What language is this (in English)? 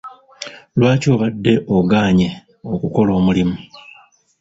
Ganda